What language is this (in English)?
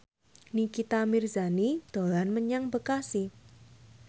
Javanese